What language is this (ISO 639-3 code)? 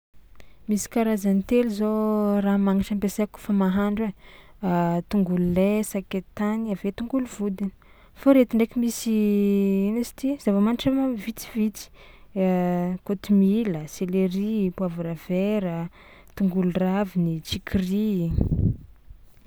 xmw